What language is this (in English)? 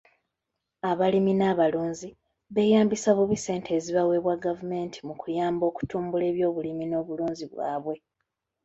Ganda